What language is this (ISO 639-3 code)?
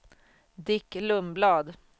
swe